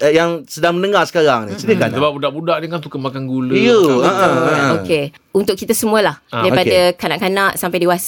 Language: Malay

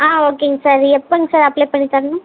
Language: Tamil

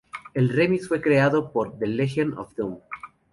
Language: Spanish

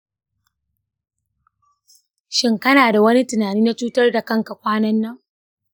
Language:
Hausa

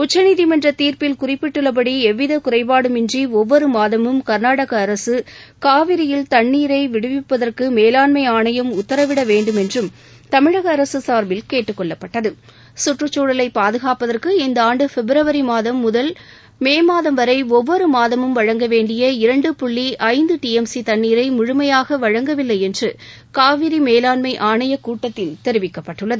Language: Tamil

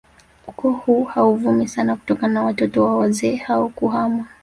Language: Swahili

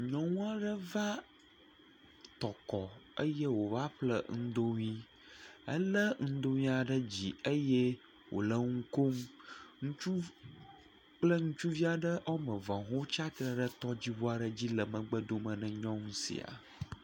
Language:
Ewe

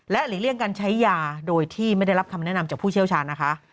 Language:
Thai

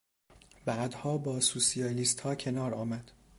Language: Persian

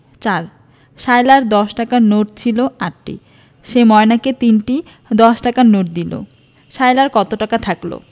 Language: Bangla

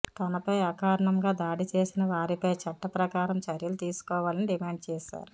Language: Telugu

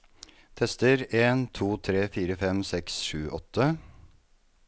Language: Norwegian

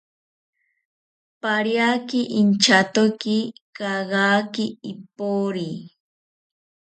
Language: South Ucayali Ashéninka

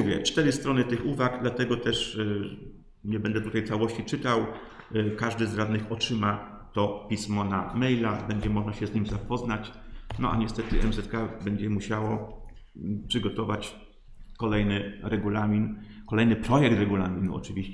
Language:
Polish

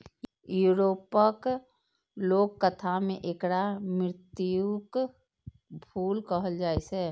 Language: Maithili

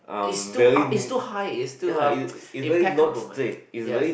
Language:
English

